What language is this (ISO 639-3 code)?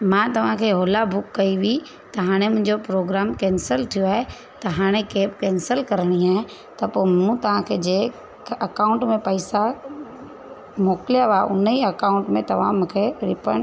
snd